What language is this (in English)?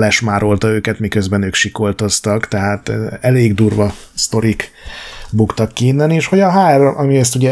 Hungarian